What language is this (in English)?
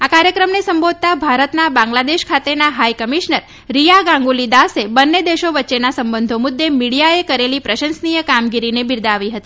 Gujarati